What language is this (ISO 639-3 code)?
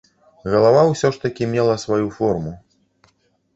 bel